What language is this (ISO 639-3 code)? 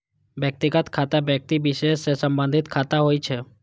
mai